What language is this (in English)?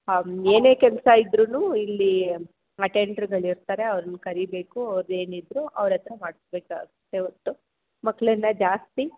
Kannada